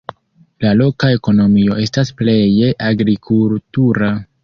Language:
Esperanto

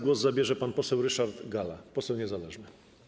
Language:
Polish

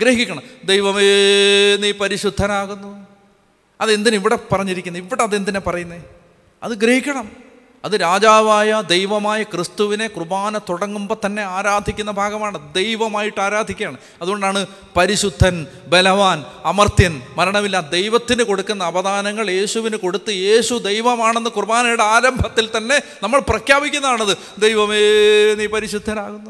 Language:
Malayalam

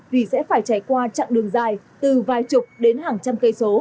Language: Vietnamese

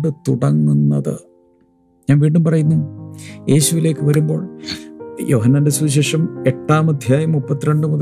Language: Malayalam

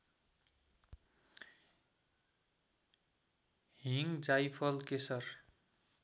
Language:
Nepali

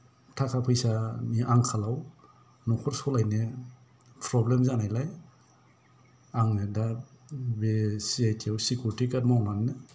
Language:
Bodo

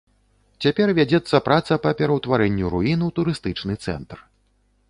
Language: Belarusian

